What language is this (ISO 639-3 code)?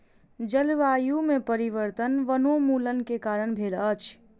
mai